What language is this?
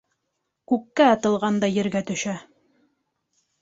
Bashkir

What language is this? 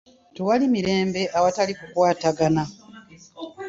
Ganda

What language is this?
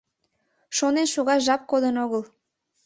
Mari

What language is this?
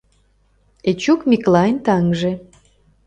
Mari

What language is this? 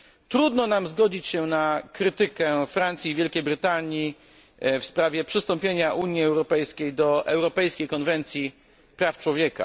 Polish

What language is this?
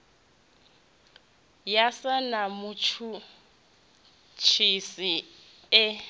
Venda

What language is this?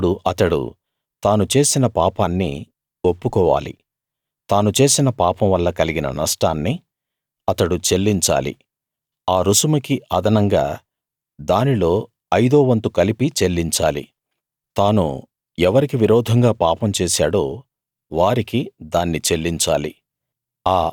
Telugu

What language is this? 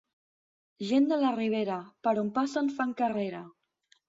Catalan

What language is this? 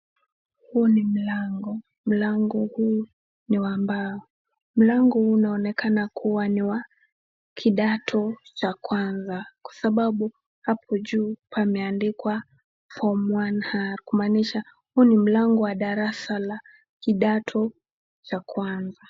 Swahili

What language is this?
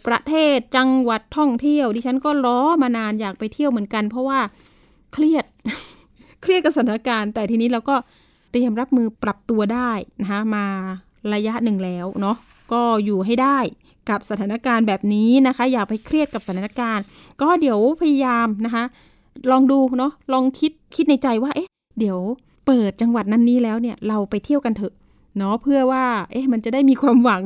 Thai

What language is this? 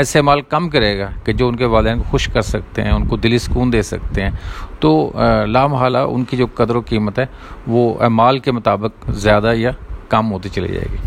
Urdu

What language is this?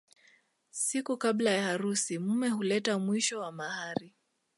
Swahili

